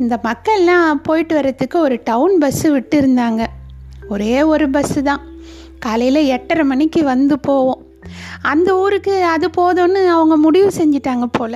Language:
Tamil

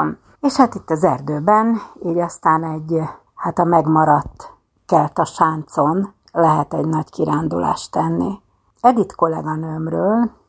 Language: Hungarian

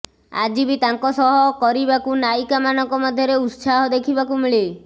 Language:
Odia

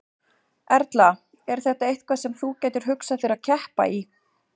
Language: Icelandic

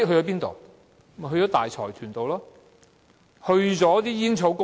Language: Cantonese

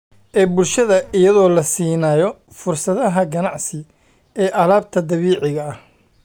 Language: Somali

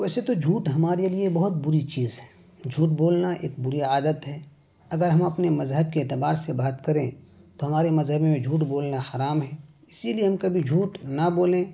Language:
Urdu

